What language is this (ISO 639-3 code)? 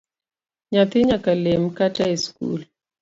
luo